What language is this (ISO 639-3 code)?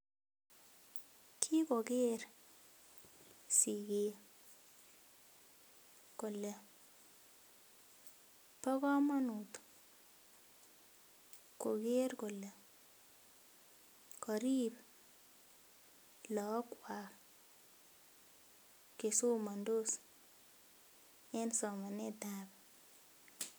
kln